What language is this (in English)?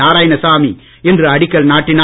Tamil